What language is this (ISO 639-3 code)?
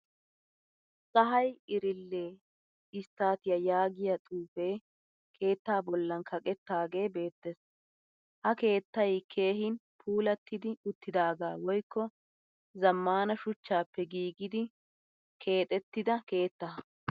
wal